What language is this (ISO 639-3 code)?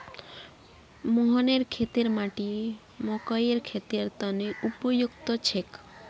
mag